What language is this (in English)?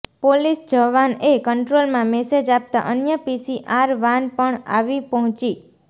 Gujarati